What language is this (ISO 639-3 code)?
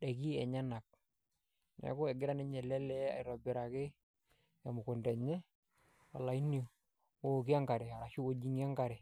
mas